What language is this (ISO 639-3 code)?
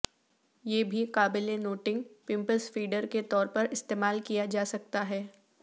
urd